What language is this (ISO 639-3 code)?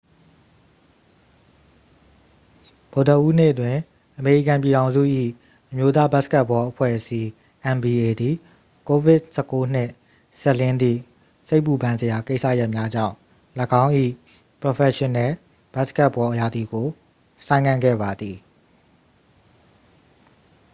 mya